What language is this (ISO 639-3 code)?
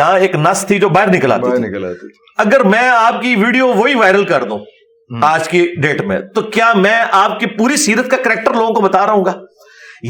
urd